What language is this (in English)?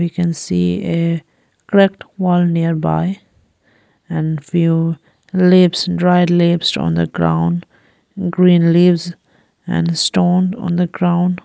English